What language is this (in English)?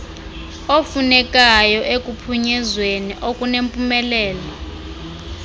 Xhosa